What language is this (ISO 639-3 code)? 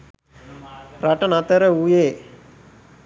sin